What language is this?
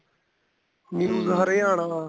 Punjabi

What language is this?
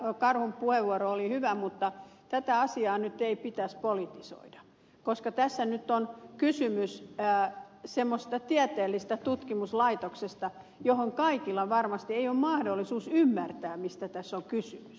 Finnish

